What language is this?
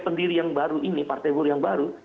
Indonesian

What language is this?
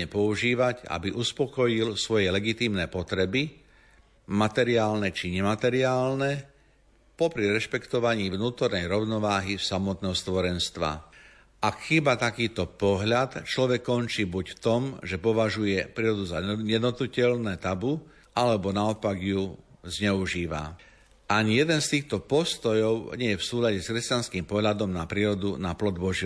Slovak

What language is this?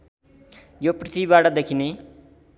Nepali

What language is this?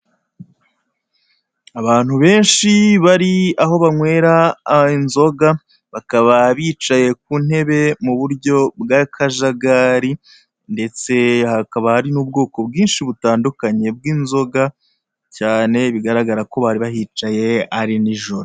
Kinyarwanda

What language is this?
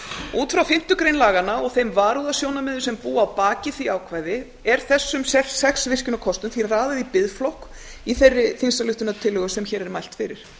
Icelandic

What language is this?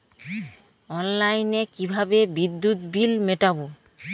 Bangla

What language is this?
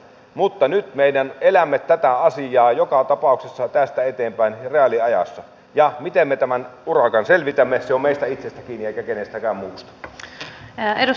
Finnish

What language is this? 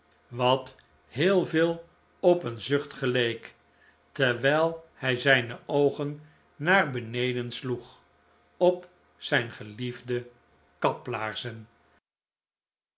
Dutch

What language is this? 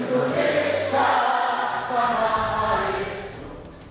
Indonesian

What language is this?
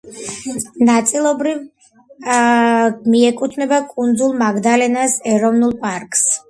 Georgian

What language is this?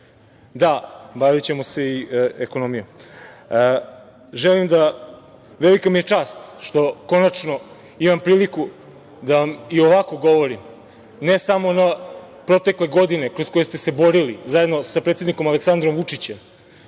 Serbian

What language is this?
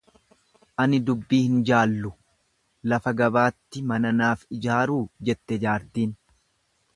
Oromo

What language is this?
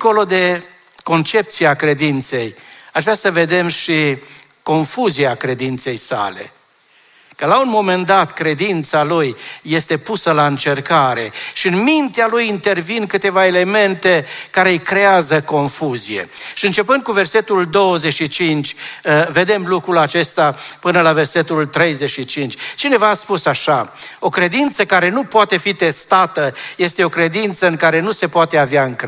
Romanian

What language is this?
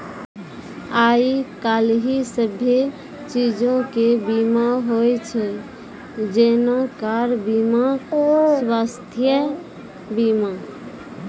Maithili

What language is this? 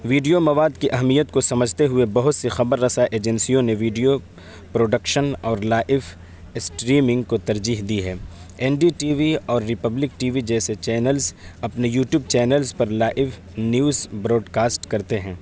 Urdu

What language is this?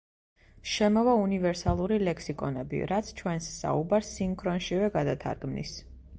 Georgian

